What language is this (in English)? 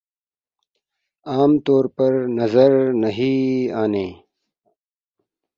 Urdu